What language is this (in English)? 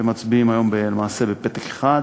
Hebrew